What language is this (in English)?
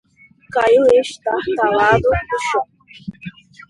Portuguese